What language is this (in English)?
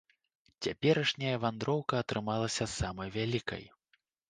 Belarusian